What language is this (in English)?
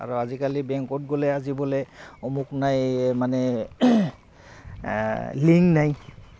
Assamese